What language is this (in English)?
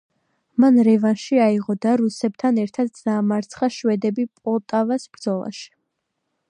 Georgian